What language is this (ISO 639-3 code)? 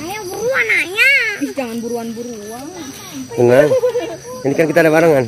ind